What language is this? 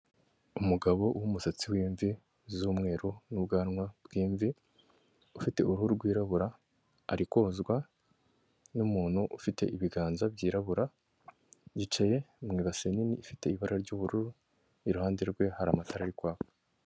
Kinyarwanda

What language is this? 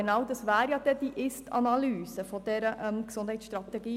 Swiss German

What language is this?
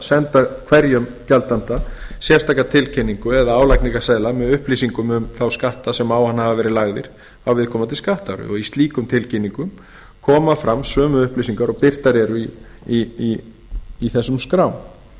Icelandic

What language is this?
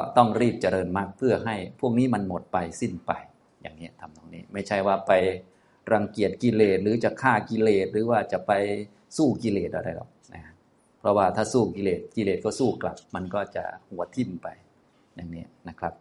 Thai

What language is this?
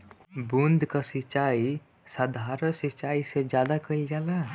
Bhojpuri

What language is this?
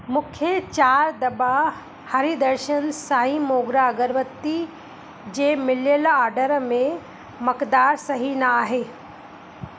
Sindhi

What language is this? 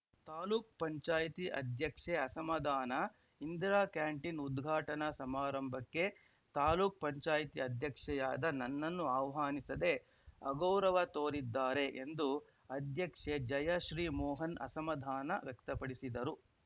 Kannada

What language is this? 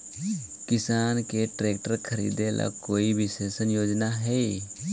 Magahi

